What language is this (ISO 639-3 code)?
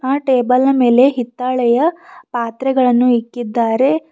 kan